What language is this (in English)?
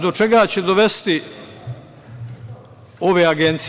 Serbian